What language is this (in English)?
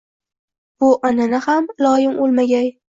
Uzbek